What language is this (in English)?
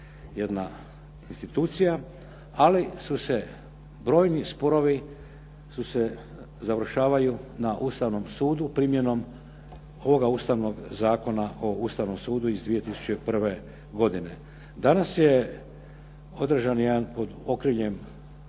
Croatian